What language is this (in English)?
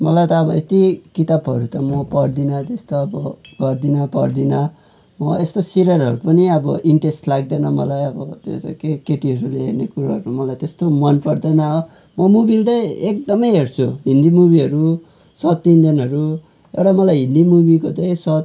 Nepali